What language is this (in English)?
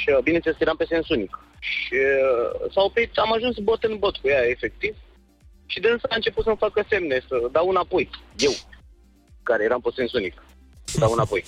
Romanian